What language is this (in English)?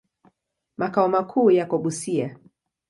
Swahili